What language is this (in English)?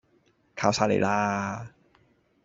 Cantonese